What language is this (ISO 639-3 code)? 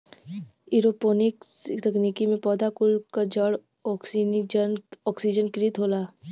bho